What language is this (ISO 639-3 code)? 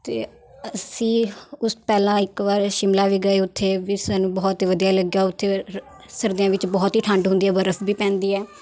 pan